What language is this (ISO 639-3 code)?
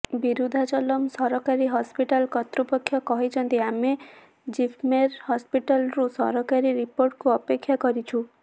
ori